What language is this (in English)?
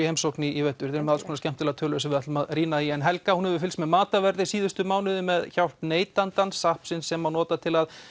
Icelandic